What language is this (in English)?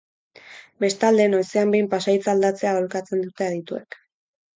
Basque